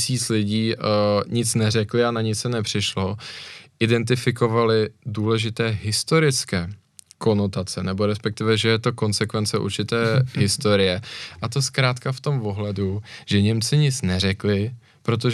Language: Czech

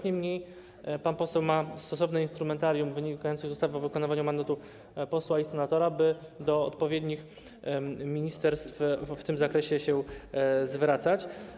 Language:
Polish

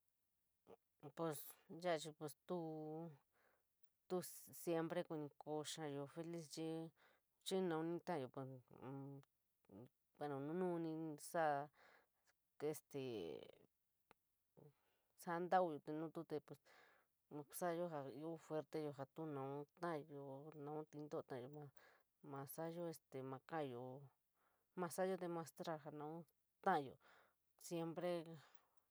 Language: San Miguel El Grande Mixtec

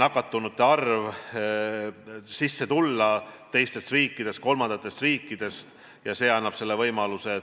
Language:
Estonian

